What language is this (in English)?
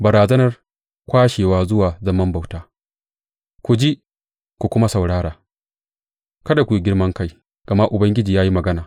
Hausa